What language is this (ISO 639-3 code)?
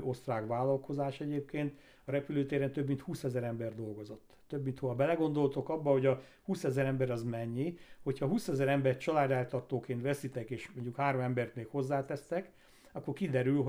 hun